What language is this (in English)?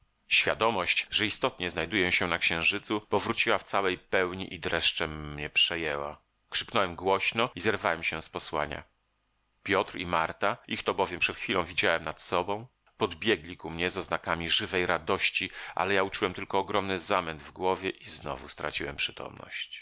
Polish